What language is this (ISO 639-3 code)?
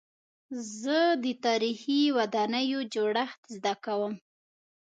pus